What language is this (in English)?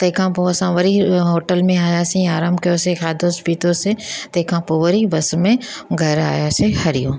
Sindhi